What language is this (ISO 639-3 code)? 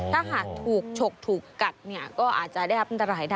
tha